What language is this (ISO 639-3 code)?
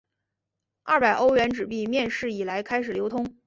zho